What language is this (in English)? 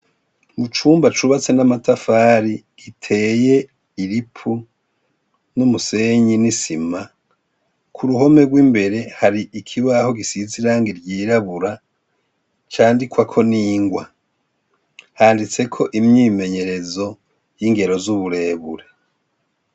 Rundi